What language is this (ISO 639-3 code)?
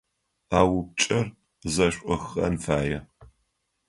ady